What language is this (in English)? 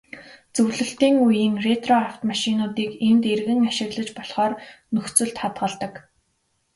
Mongolian